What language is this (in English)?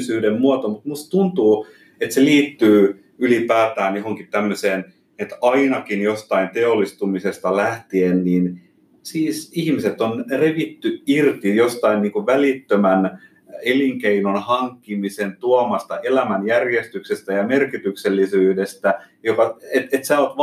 Finnish